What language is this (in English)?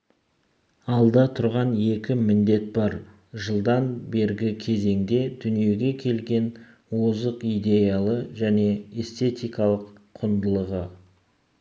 Kazakh